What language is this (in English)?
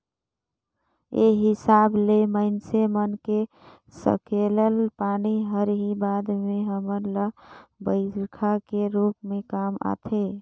Chhattisgarhi